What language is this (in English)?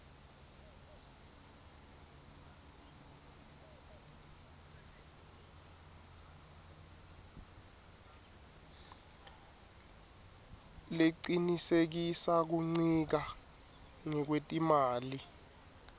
Swati